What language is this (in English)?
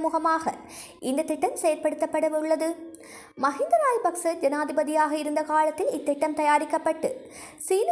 Hindi